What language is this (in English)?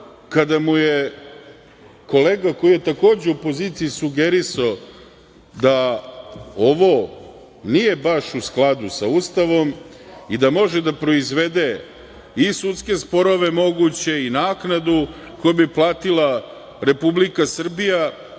Serbian